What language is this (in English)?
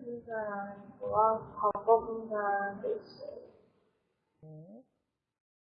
Korean